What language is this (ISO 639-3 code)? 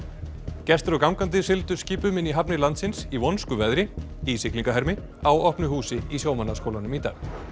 isl